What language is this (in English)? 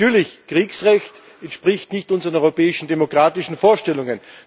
German